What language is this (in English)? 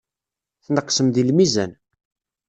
Kabyle